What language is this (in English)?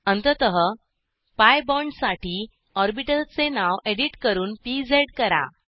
Marathi